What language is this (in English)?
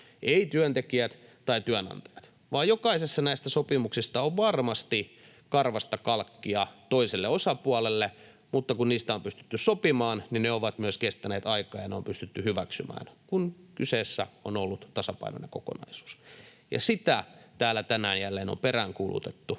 Finnish